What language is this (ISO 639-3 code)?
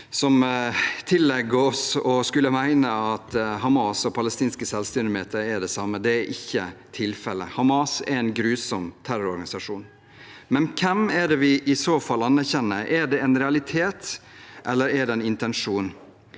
nor